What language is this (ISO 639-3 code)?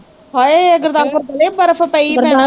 pan